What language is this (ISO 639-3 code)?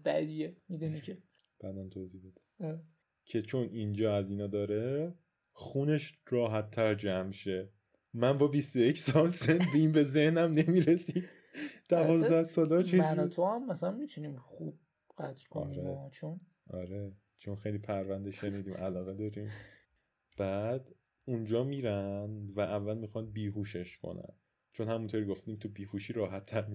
fas